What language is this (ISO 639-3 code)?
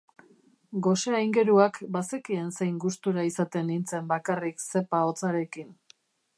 eus